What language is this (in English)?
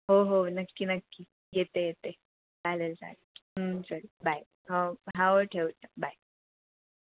Marathi